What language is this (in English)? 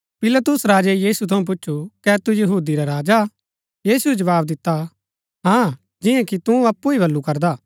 Gaddi